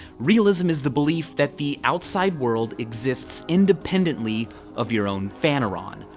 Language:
English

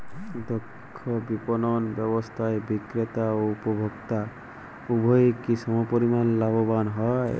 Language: Bangla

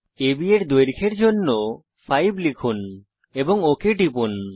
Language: Bangla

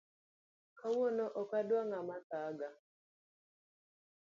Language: Luo (Kenya and Tanzania)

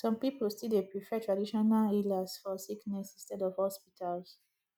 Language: Nigerian Pidgin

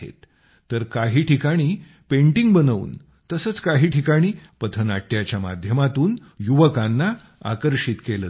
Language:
Marathi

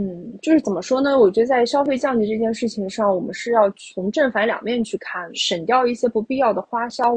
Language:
Chinese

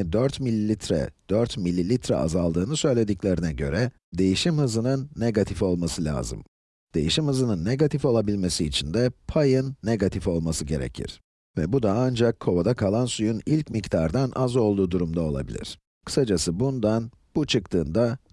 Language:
Turkish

